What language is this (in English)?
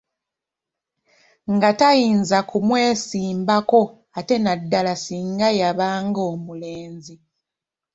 Ganda